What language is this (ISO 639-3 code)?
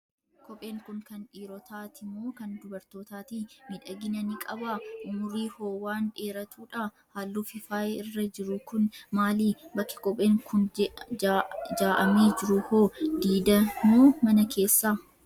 orm